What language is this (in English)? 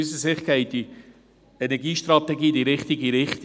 Swiss German